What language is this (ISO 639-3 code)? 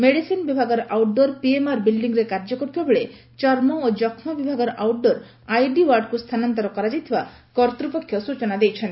ori